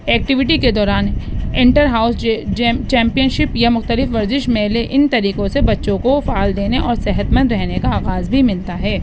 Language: Urdu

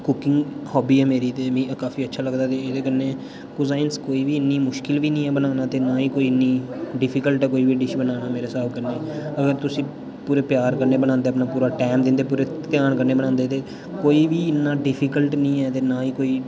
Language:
Dogri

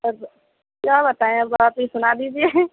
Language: Urdu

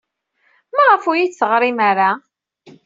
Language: Kabyle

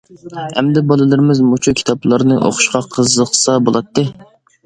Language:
Uyghur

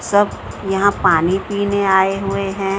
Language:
Hindi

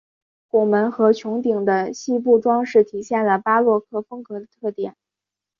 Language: Chinese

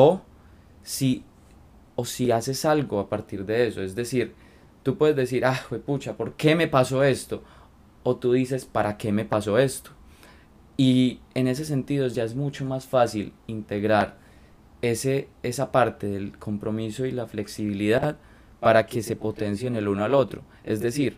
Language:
Spanish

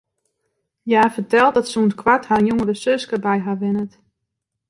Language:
Western Frisian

